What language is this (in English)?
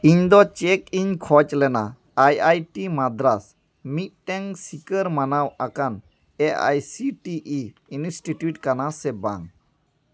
Santali